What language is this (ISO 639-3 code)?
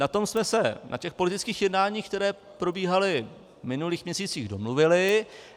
ces